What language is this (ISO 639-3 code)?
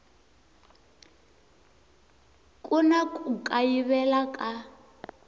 tso